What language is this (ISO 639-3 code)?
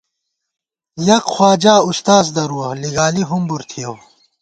gwt